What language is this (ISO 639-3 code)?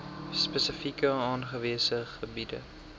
afr